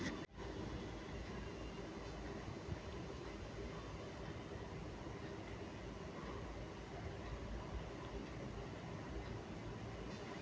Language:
Maithili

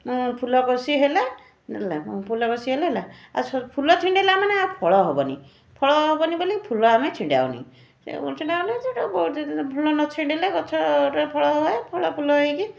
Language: Odia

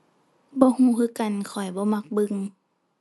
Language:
Thai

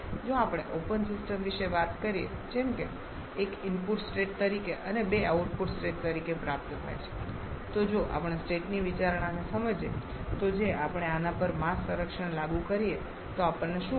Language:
Gujarati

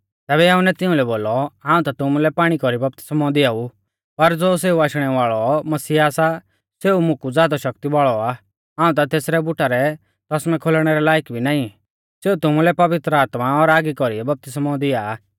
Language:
Mahasu Pahari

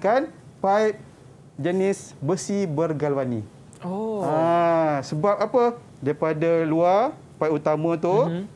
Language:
Malay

